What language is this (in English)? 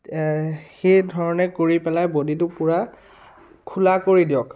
Assamese